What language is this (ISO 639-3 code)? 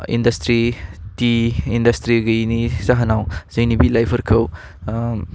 brx